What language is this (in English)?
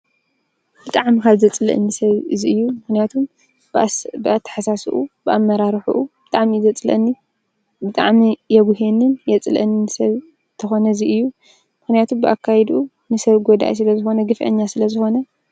Tigrinya